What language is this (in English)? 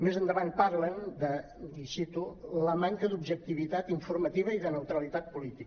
Catalan